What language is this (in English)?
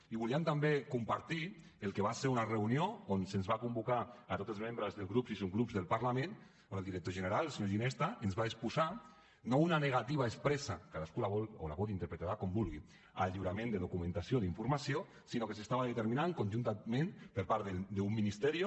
Catalan